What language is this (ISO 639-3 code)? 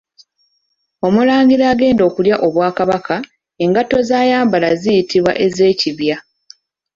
lug